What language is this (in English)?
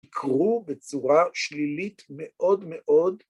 Hebrew